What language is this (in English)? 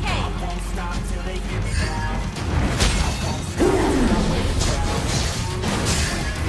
Indonesian